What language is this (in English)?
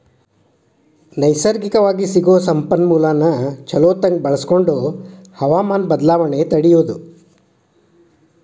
Kannada